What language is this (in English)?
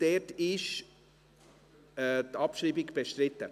Swiss German